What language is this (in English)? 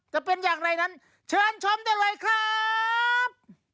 Thai